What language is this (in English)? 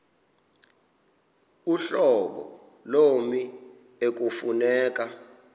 Xhosa